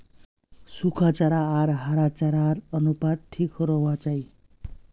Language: Magahi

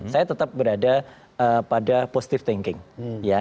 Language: Indonesian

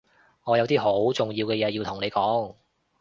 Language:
Cantonese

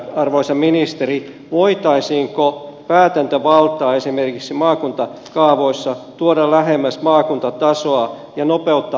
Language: Finnish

